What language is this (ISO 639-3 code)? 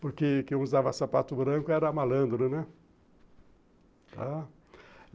por